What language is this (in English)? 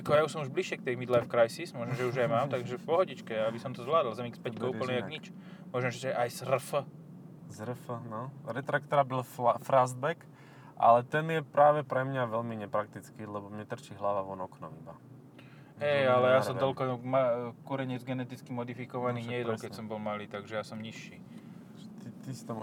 Slovak